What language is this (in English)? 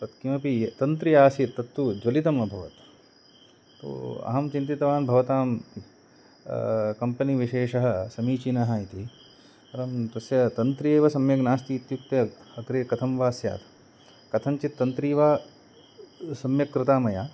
Sanskrit